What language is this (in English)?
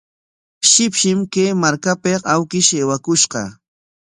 Corongo Ancash Quechua